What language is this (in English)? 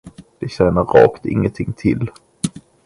Swedish